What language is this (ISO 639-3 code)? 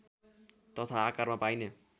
nep